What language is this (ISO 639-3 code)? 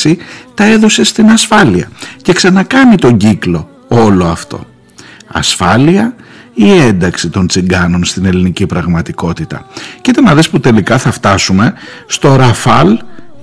ell